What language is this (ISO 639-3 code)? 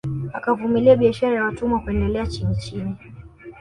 swa